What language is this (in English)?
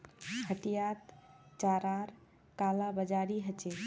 Magahi